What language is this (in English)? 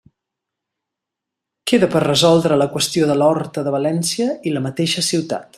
Catalan